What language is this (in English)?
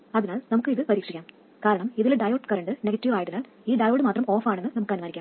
Malayalam